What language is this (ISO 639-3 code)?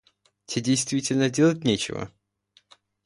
rus